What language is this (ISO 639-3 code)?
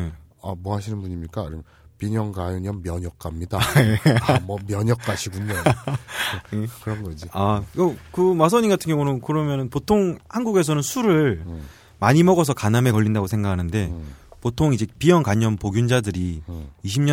kor